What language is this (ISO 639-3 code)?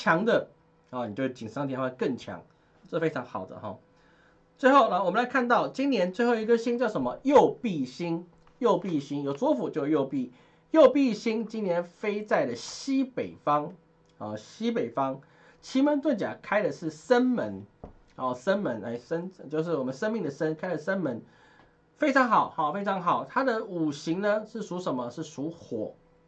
zho